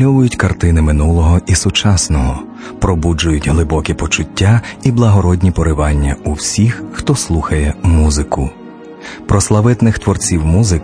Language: Ukrainian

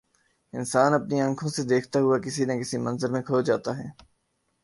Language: Urdu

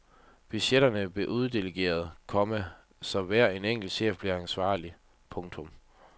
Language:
Danish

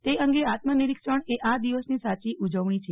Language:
Gujarati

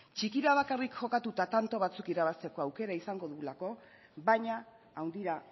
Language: Basque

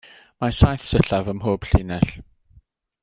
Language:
Welsh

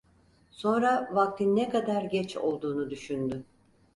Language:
Turkish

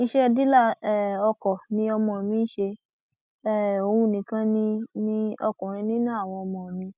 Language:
Yoruba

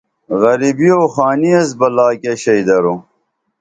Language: Dameli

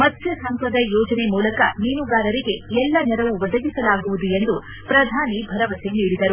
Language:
Kannada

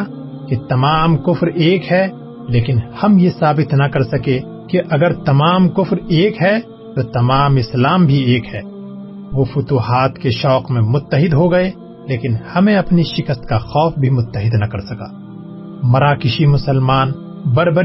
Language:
Urdu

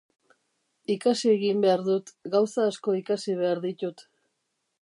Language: Basque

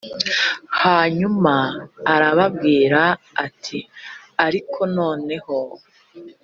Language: Kinyarwanda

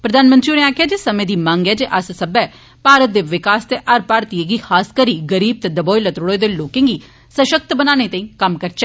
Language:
Dogri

